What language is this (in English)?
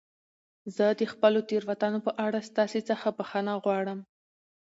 Pashto